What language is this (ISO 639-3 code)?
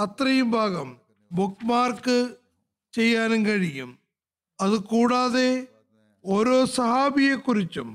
mal